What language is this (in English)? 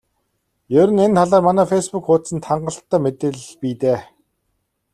Mongolian